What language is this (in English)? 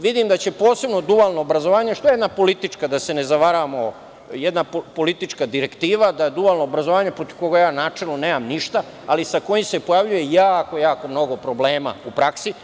Serbian